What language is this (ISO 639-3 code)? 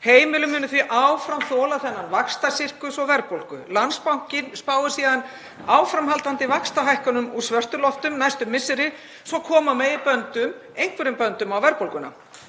isl